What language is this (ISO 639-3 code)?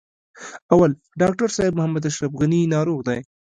pus